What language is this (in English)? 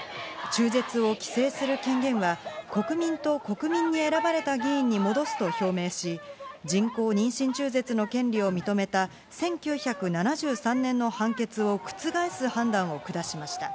Japanese